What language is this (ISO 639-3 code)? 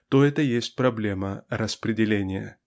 rus